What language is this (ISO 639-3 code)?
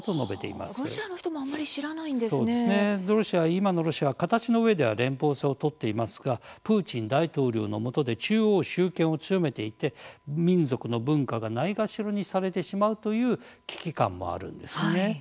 jpn